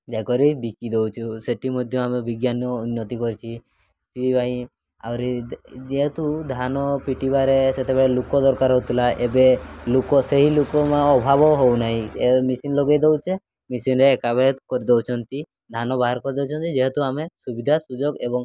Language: Odia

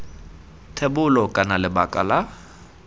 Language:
Tswana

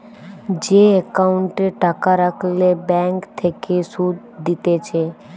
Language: Bangla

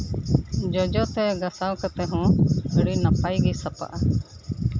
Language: Santali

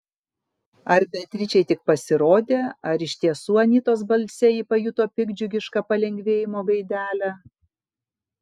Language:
Lithuanian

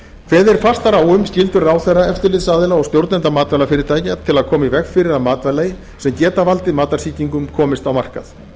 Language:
Icelandic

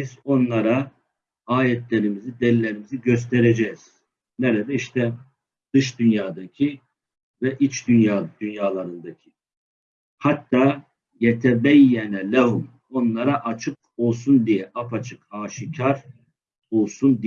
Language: Turkish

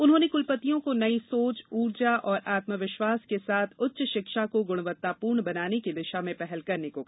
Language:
Hindi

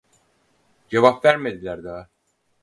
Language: Turkish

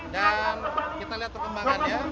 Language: Indonesian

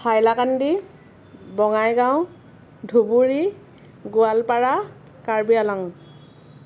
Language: Assamese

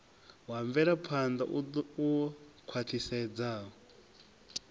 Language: Venda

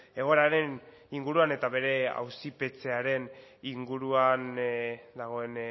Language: Basque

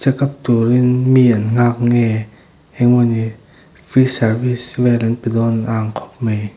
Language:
Mizo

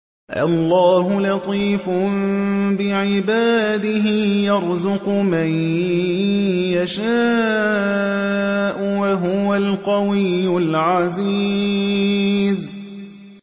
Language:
Arabic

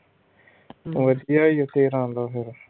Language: Punjabi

